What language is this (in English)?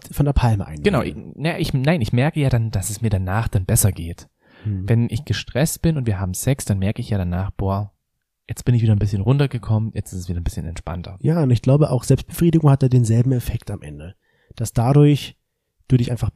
German